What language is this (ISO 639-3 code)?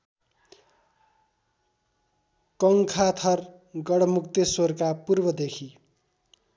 nep